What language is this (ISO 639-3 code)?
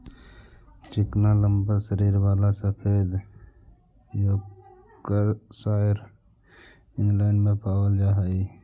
mag